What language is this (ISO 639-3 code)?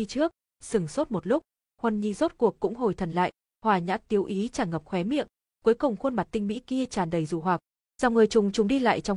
vie